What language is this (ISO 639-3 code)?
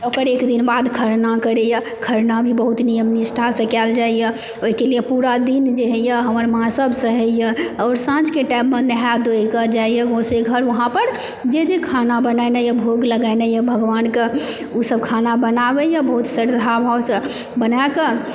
mai